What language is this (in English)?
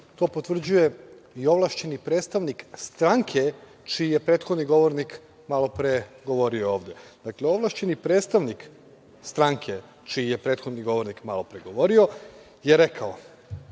Serbian